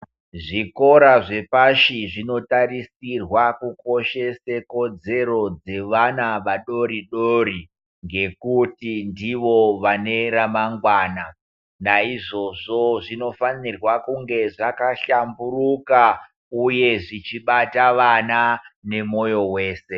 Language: Ndau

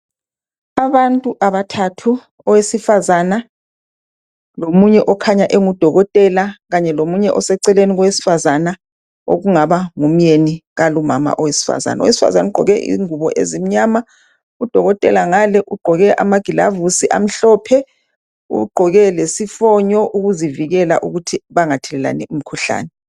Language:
North Ndebele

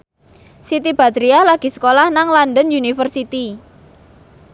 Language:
Javanese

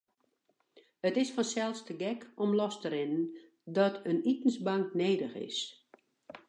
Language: Western Frisian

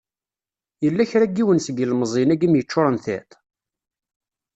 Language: Kabyle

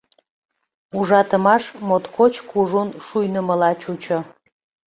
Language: Mari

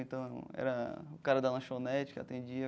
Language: Portuguese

